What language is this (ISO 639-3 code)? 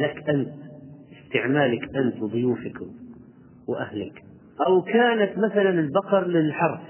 ara